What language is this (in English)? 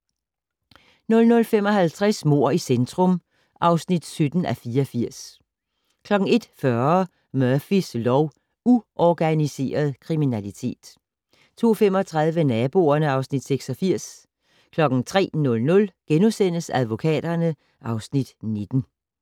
Danish